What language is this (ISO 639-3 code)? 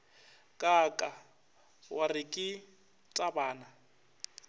nso